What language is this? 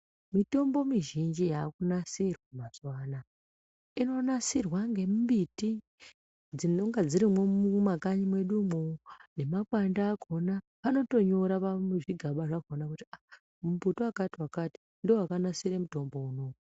Ndau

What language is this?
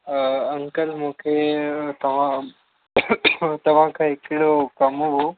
Sindhi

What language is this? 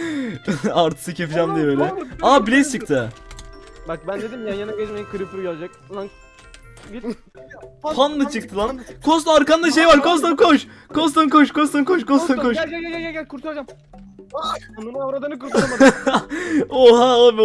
Turkish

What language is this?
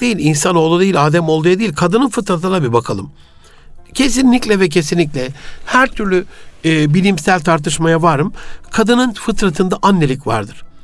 Turkish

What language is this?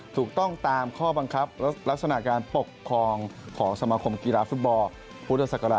Thai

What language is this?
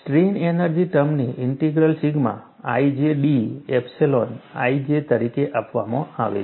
Gujarati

